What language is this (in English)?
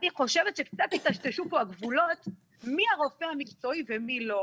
Hebrew